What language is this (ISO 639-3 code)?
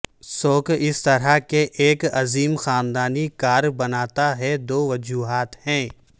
urd